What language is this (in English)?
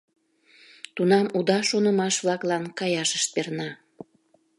Mari